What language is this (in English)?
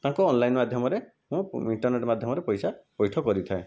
Odia